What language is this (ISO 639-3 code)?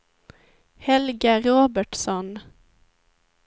swe